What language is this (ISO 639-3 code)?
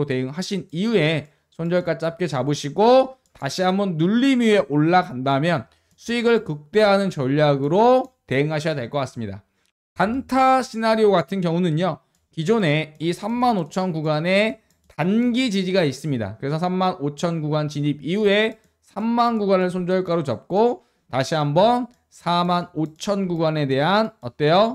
kor